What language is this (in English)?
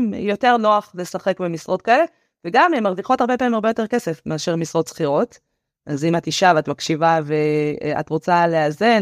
Hebrew